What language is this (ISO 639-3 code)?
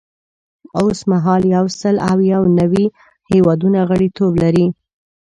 pus